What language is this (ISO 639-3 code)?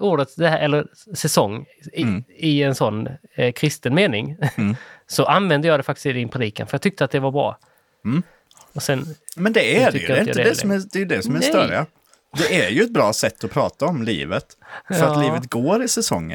swe